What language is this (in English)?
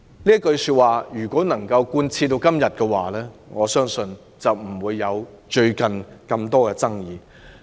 Cantonese